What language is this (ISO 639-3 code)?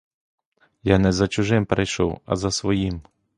ukr